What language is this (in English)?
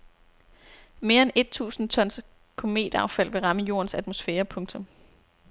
Danish